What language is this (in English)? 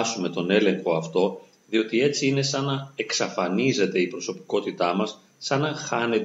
Greek